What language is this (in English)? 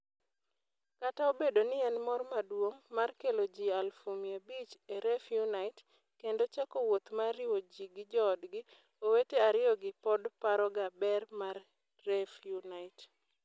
Luo (Kenya and Tanzania)